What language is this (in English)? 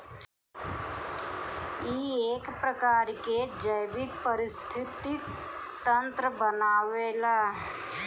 Bhojpuri